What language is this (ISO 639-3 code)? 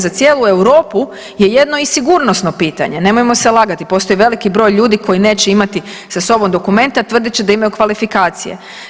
hrv